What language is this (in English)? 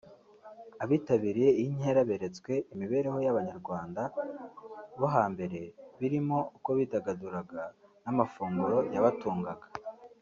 Kinyarwanda